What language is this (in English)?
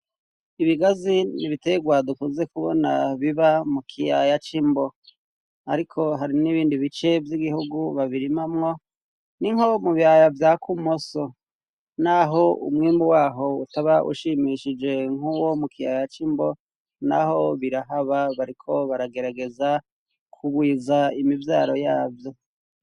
Rundi